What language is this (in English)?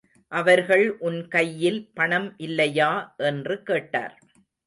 Tamil